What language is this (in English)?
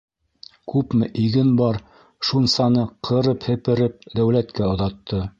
Bashkir